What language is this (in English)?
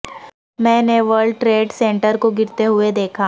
Urdu